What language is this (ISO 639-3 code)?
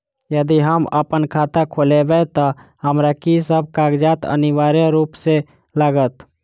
mai